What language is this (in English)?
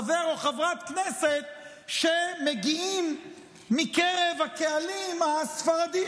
Hebrew